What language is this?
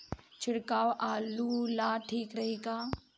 Bhojpuri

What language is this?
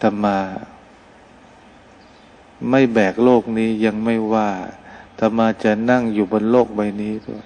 Thai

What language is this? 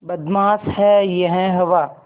Hindi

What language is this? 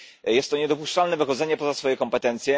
Polish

